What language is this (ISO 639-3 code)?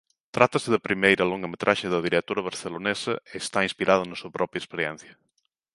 glg